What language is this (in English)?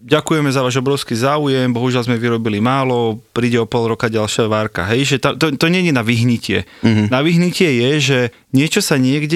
Slovak